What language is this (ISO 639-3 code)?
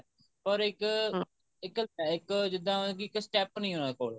pan